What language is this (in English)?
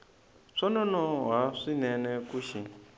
Tsonga